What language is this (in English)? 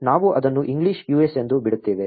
Kannada